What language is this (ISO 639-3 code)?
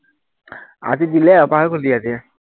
asm